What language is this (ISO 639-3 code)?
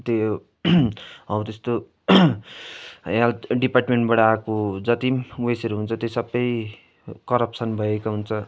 nep